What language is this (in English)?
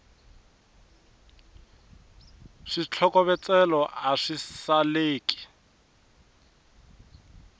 Tsonga